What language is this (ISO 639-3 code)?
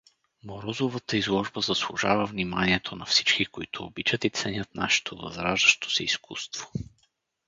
bul